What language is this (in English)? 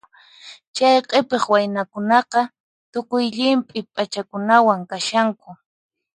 Puno Quechua